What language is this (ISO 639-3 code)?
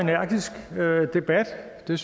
dan